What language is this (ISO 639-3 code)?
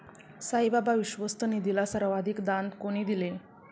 mar